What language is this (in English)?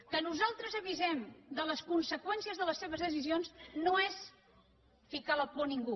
Catalan